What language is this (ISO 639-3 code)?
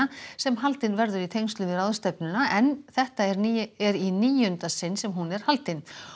isl